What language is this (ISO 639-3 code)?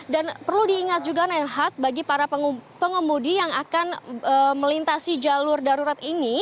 ind